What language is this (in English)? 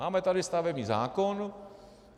Czech